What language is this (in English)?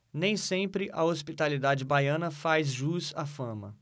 Portuguese